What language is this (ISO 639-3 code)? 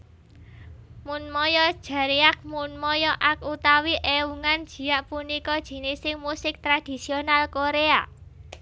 jav